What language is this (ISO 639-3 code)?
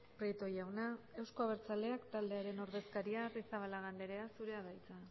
eus